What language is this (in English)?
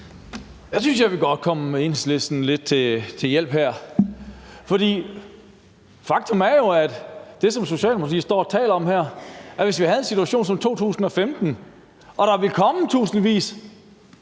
Danish